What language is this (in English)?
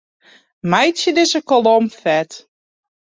Western Frisian